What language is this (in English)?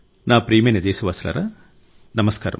Telugu